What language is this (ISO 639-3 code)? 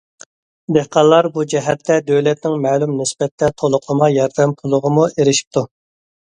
uig